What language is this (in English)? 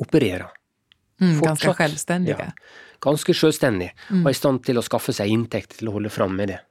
Swedish